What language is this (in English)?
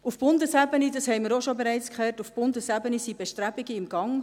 Swiss German